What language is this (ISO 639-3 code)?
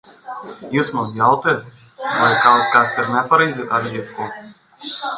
lav